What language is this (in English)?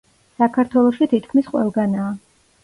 Georgian